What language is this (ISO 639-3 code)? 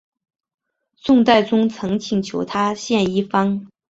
zho